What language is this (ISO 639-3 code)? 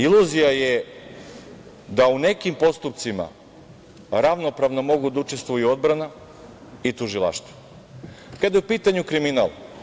srp